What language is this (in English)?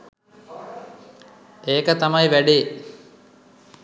Sinhala